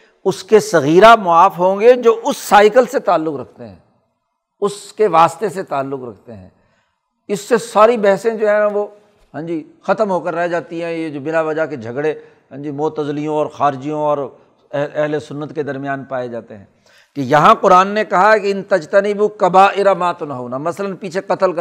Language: Urdu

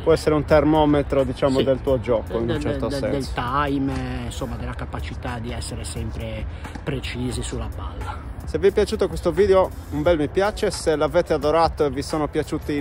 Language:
Italian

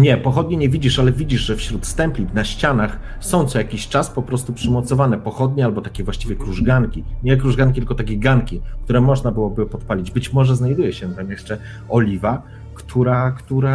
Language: Polish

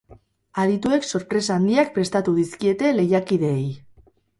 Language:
Basque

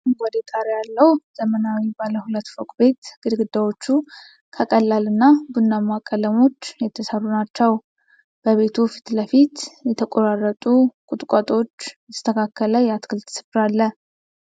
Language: Amharic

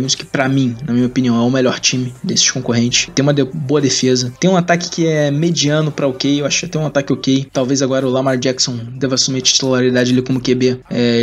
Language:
Portuguese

